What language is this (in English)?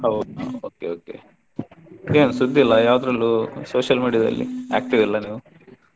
Kannada